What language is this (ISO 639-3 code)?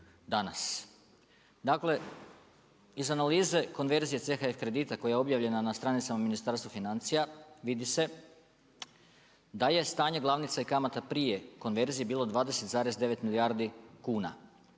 hrv